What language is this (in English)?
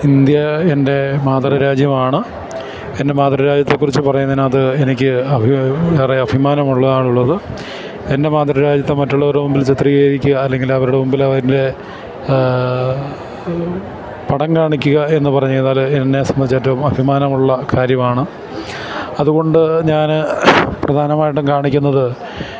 Malayalam